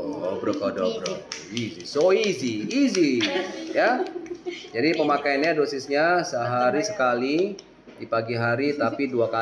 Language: Indonesian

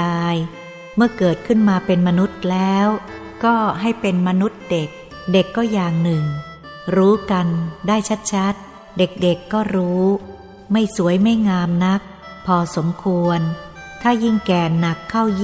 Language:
Thai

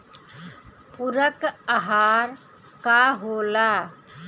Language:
Bhojpuri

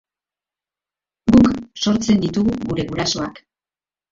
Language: Basque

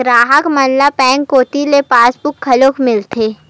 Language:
Chhattisgarhi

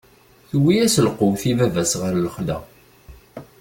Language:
Kabyle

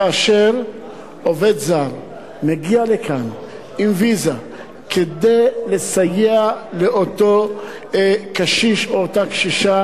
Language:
Hebrew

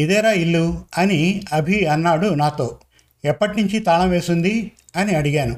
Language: Telugu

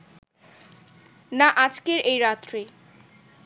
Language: Bangla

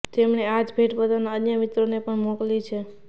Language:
Gujarati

